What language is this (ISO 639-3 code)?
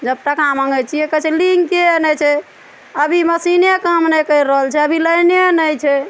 mai